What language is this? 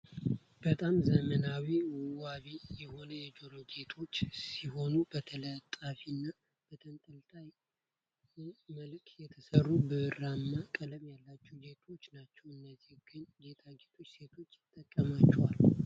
Amharic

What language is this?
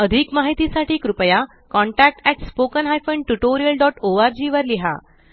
Marathi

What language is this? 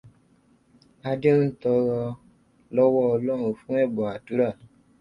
Yoruba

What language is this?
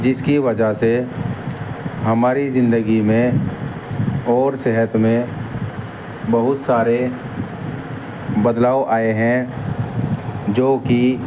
Urdu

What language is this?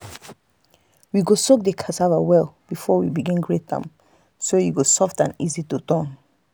Nigerian Pidgin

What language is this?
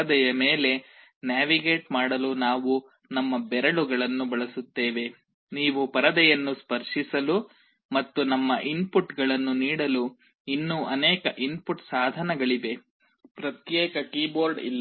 Kannada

